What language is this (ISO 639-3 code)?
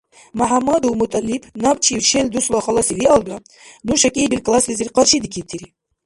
dar